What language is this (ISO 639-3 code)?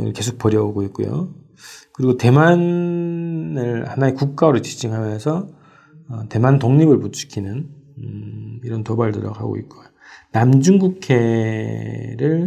kor